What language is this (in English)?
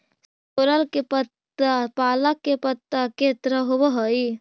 Magahi